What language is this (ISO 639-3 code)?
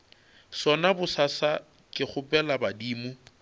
nso